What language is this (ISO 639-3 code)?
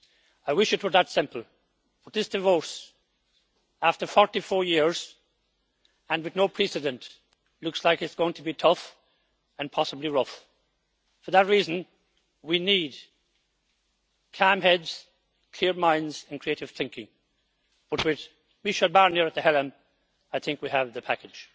eng